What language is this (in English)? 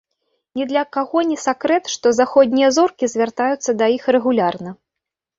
Belarusian